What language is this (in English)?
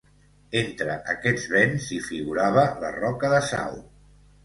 Catalan